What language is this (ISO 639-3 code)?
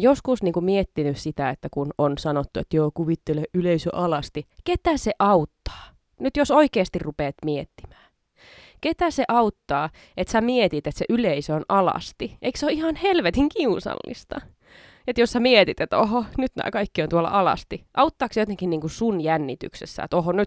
fin